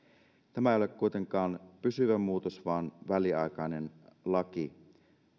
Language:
Finnish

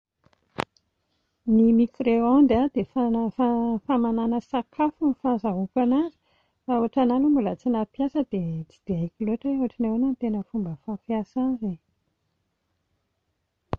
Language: Malagasy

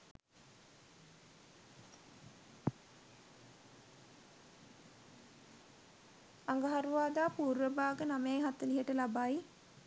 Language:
Sinhala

